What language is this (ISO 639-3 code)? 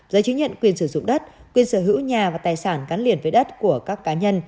vie